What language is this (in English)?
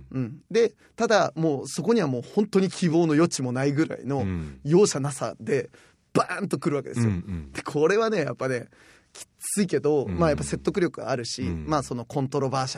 Japanese